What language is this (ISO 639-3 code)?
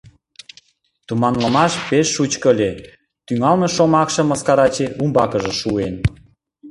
chm